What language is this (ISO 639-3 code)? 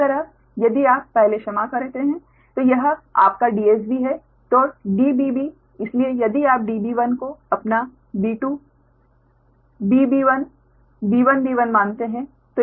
hin